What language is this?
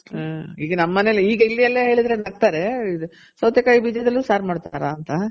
Kannada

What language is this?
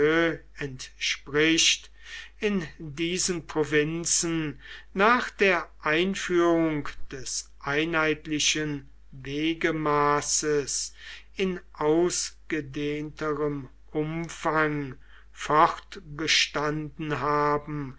German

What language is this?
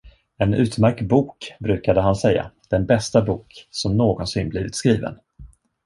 Swedish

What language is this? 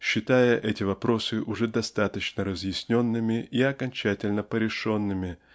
Russian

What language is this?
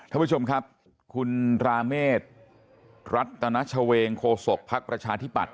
Thai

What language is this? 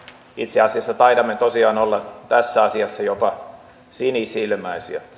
Finnish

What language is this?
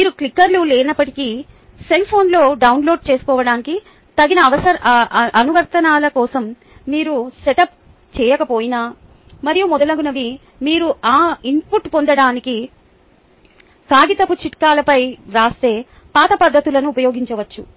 Telugu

